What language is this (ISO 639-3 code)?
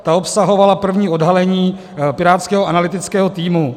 ces